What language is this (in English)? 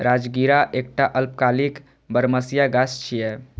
Maithili